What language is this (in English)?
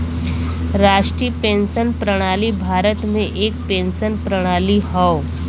Bhojpuri